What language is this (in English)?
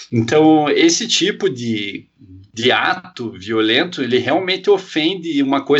Portuguese